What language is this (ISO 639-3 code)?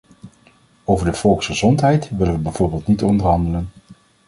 nld